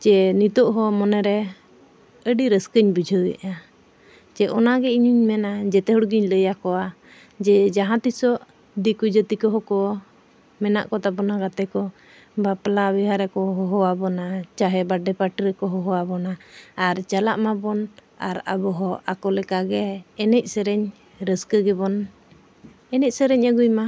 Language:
Santali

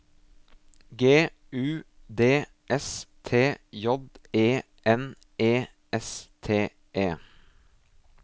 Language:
Norwegian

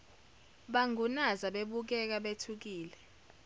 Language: Zulu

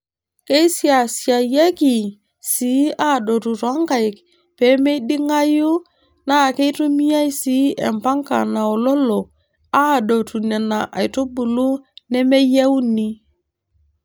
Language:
Masai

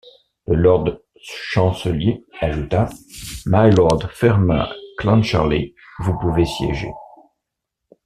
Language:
French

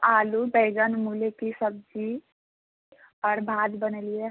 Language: Maithili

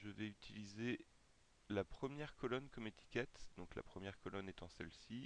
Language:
French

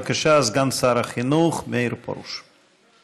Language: Hebrew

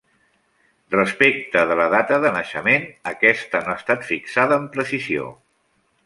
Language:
Catalan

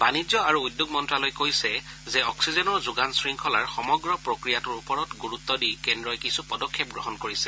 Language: Assamese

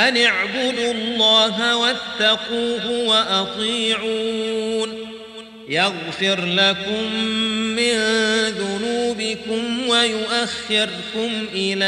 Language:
Arabic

